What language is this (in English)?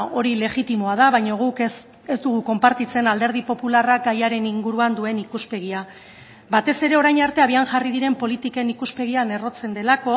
Basque